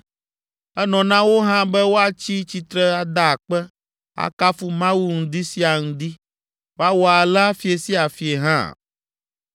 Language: Ewe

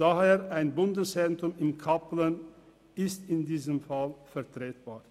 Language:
Swiss German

